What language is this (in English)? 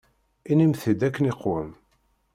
Kabyle